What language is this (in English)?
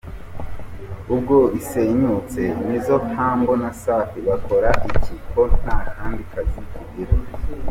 Kinyarwanda